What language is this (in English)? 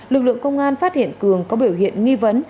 Vietnamese